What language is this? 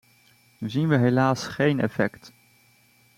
Dutch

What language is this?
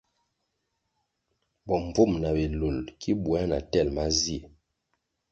Kwasio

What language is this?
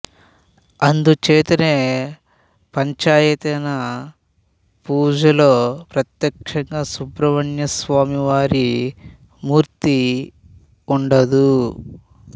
Telugu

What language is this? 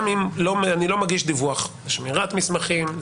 Hebrew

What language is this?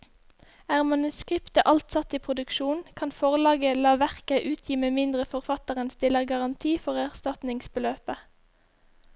Norwegian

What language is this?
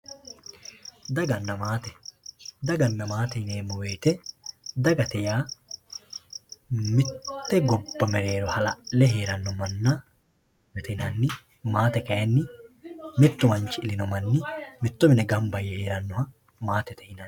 Sidamo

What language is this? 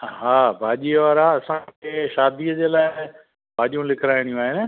Sindhi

